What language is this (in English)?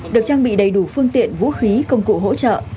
Vietnamese